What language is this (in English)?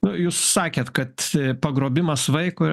Lithuanian